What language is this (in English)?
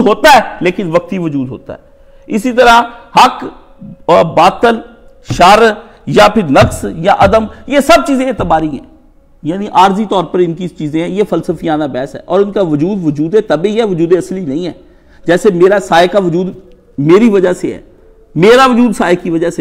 Hindi